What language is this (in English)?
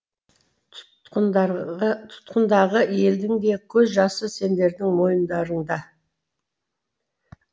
Kazakh